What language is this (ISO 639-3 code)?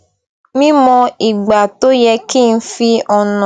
yor